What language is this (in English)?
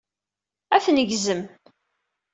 Kabyle